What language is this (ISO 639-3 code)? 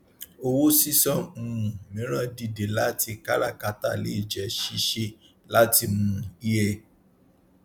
yor